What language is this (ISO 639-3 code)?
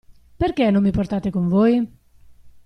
ita